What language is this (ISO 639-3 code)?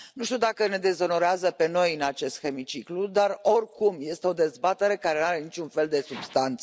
ron